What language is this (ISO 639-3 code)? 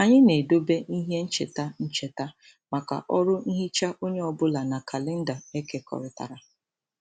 ibo